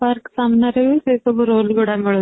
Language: Odia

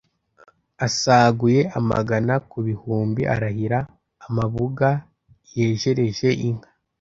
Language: Kinyarwanda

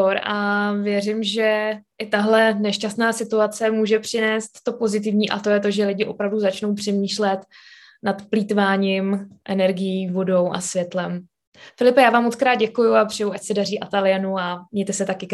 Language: Czech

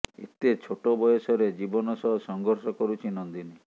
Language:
Odia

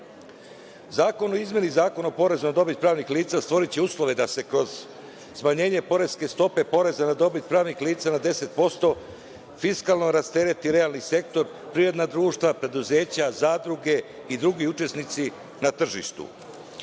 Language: Serbian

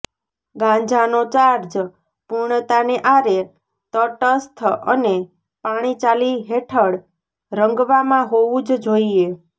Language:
Gujarati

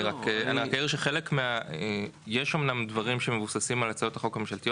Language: Hebrew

